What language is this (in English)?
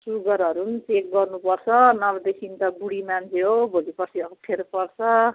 Nepali